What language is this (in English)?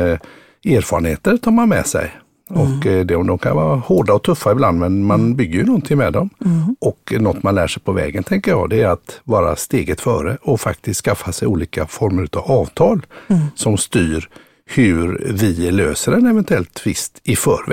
Swedish